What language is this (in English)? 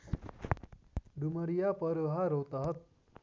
Nepali